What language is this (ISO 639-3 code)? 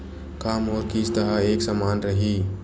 hne